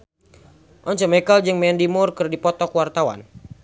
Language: Sundanese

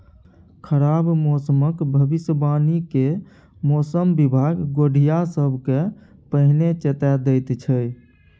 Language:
Maithili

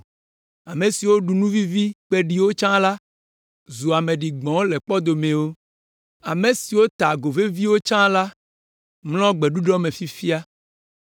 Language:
Ewe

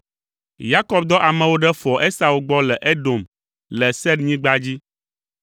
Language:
Ewe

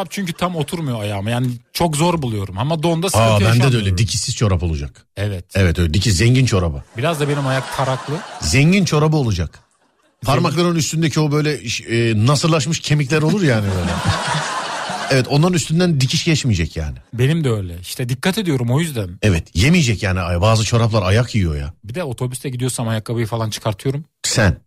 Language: Turkish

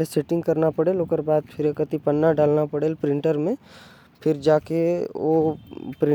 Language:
Korwa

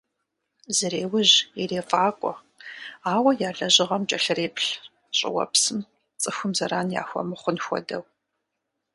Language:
Kabardian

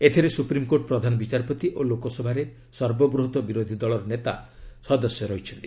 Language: Odia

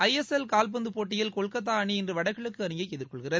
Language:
Tamil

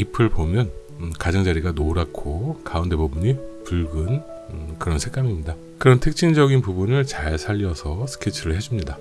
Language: Korean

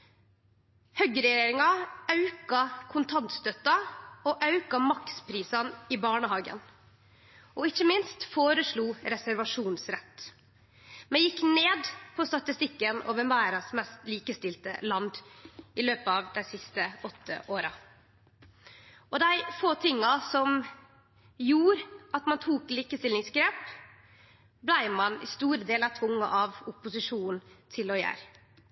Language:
Norwegian Nynorsk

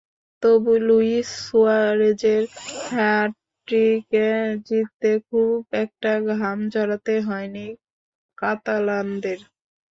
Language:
Bangla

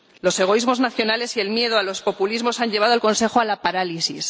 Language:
Spanish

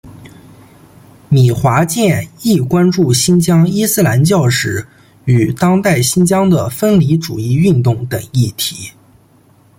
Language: Chinese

